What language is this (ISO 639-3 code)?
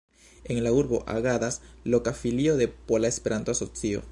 epo